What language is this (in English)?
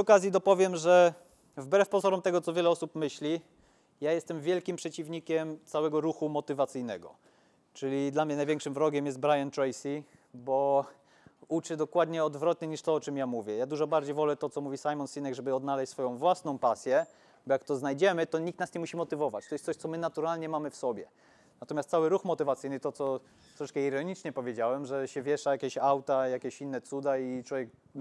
Polish